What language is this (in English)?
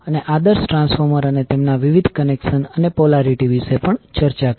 Gujarati